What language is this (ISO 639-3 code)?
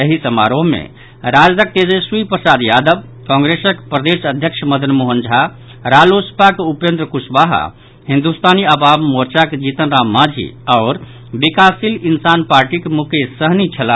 mai